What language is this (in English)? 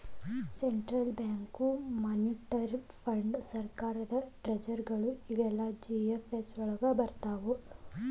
Kannada